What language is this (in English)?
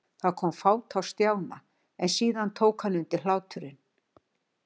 Icelandic